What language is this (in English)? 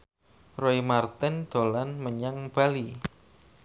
Javanese